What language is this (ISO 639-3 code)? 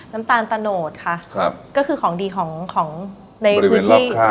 tha